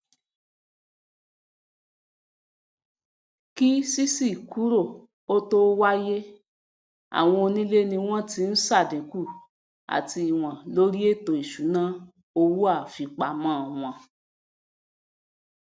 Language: Yoruba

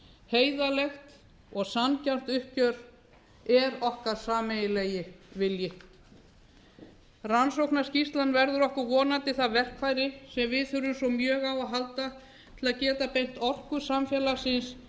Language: Icelandic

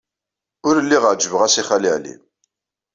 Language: Kabyle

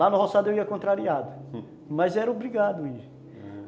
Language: Portuguese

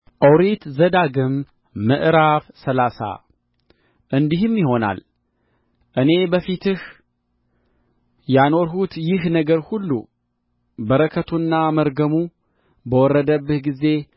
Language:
Amharic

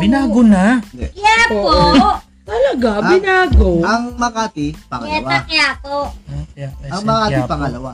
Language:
Filipino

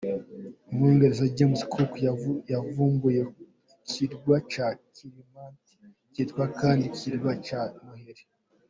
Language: Kinyarwanda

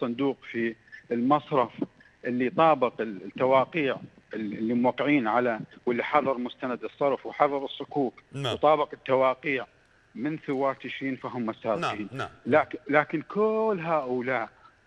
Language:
Arabic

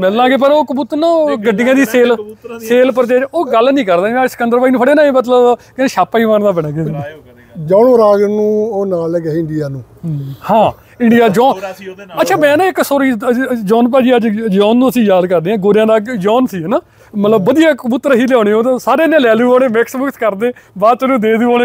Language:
Punjabi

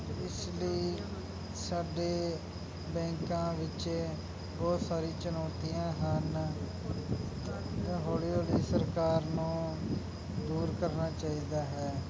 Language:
Punjabi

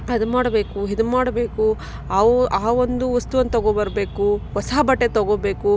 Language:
Kannada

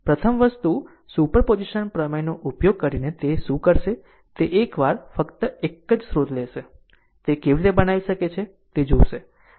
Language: Gujarati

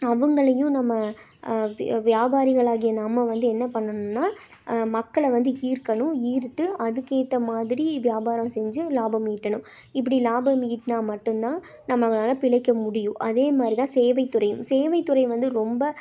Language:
Tamil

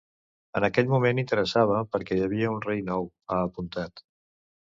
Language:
Catalan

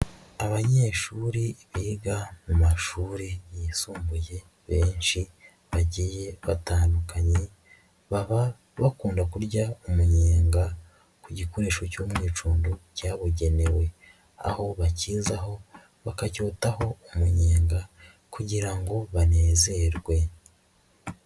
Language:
Kinyarwanda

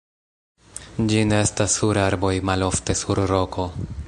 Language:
Esperanto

